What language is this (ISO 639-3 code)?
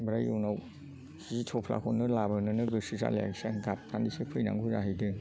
brx